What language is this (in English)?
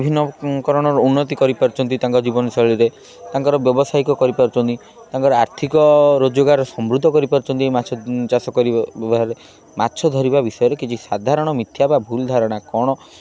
Odia